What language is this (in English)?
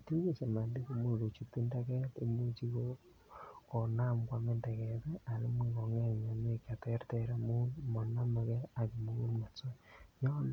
Kalenjin